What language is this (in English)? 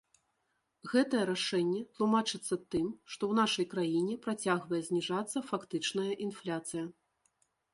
Belarusian